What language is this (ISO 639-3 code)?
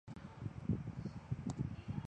zho